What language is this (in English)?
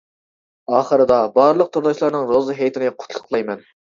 Uyghur